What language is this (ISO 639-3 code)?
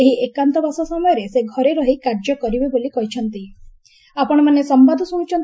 ori